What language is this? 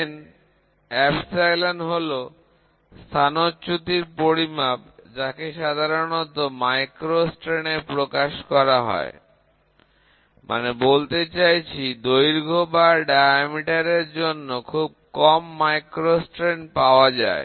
Bangla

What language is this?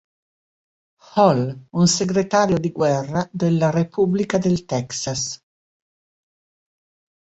Italian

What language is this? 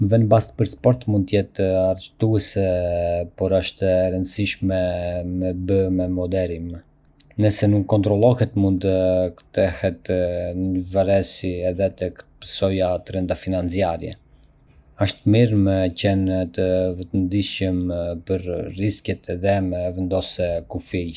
Arbëreshë Albanian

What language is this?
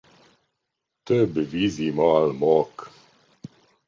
Hungarian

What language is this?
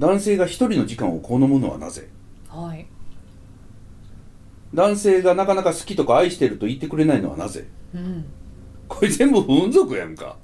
Japanese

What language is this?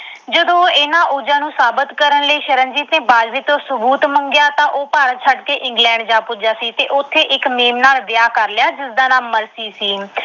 Punjabi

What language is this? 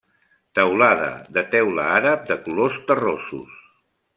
Catalan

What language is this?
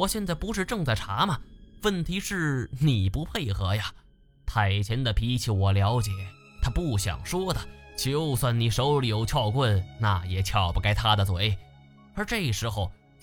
Chinese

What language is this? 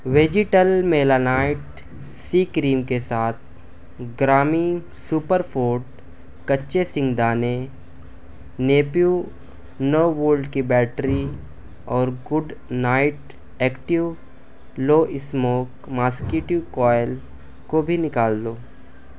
Urdu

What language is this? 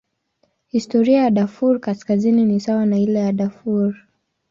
Swahili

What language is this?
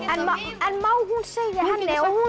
Icelandic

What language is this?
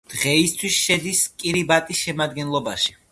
Georgian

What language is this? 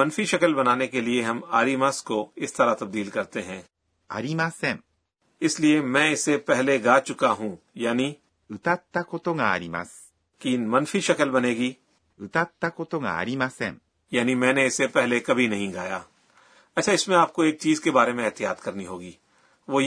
Urdu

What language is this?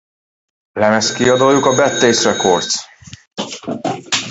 Hungarian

